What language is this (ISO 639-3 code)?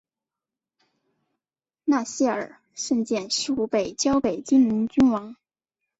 zho